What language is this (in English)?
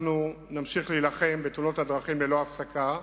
Hebrew